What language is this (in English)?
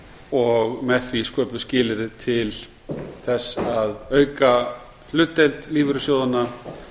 Icelandic